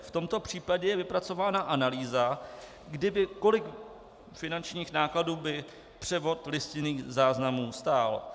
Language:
Czech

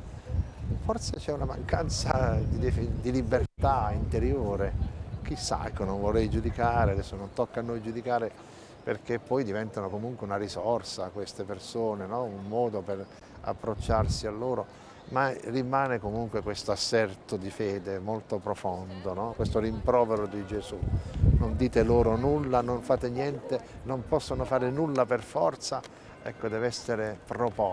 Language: Italian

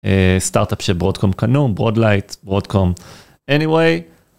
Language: Hebrew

